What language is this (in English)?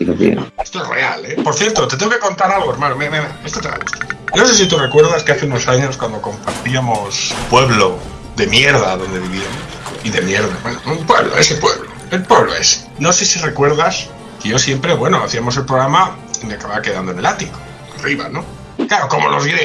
Spanish